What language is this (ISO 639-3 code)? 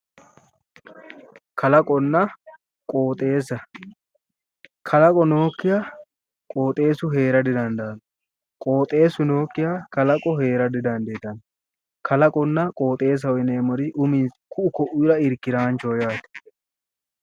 sid